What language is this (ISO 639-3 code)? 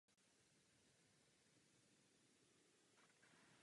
ces